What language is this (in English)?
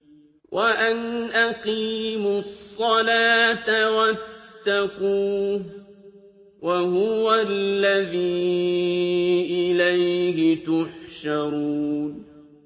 Arabic